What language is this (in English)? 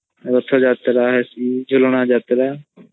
Odia